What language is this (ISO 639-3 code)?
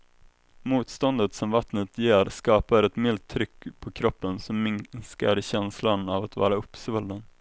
swe